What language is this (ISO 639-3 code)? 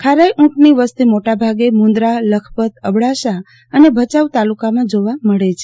guj